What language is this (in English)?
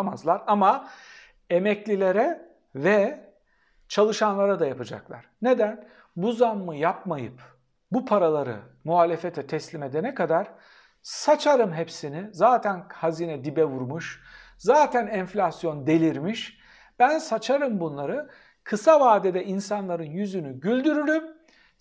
Turkish